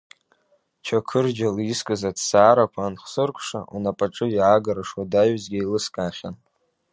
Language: Abkhazian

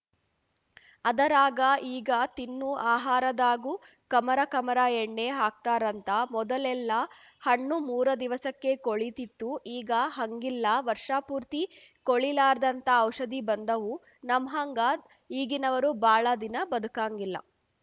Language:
Kannada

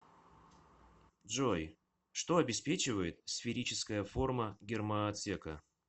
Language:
Russian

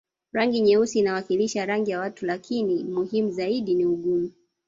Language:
Swahili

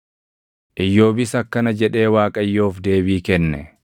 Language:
Oromo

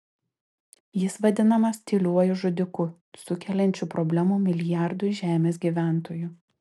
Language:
Lithuanian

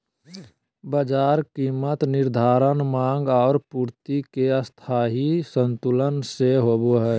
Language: Magahi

